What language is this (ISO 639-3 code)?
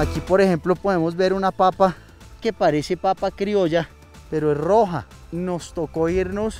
spa